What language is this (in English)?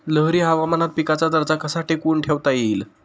Marathi